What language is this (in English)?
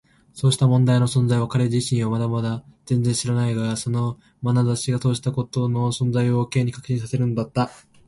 Japanese